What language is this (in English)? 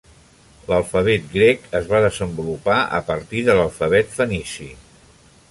Catalan